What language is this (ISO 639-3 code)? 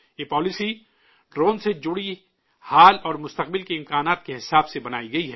urd